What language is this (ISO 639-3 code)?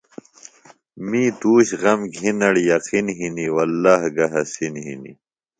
phl